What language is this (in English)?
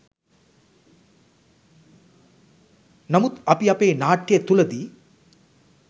Sinhala